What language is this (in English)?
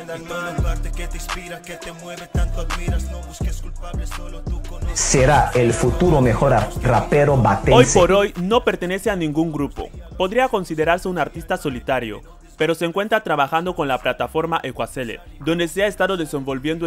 Spanish